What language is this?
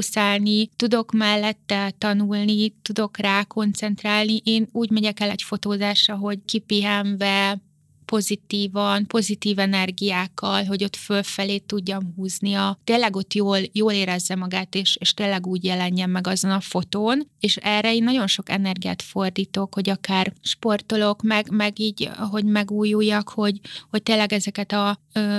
Hungarian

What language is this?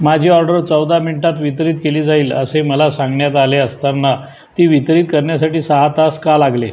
Marathi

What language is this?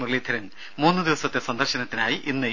Malayalam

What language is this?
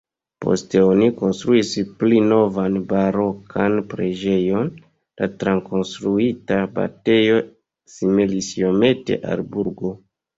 Esperanto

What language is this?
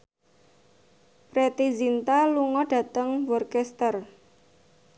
Javanese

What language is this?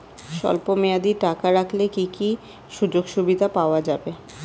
Bangla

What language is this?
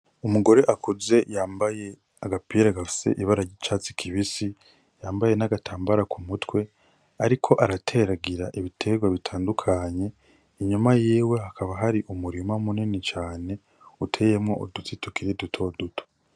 Rundi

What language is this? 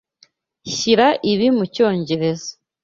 Kinyarwanda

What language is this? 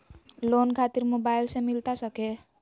Magahi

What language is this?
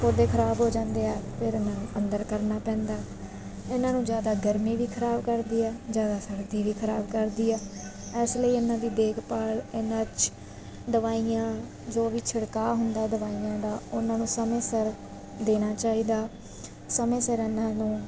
Punjabi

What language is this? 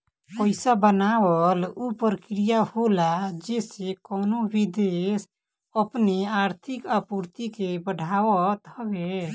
Bhojpuri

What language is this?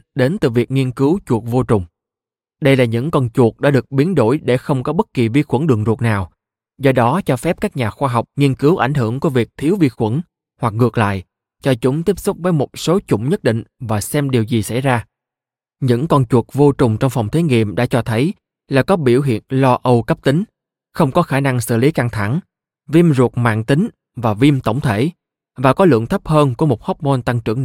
Vietnamese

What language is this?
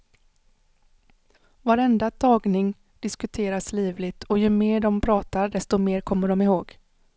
Swedish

